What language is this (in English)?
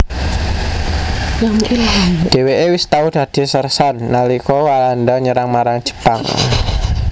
Javanese